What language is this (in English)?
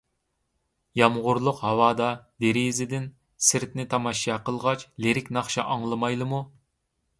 Uyghur